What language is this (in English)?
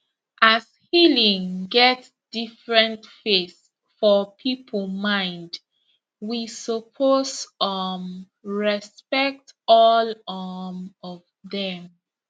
Nigerian Pidgin